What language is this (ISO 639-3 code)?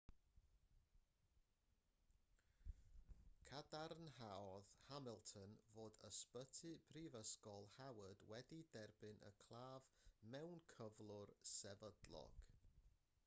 cym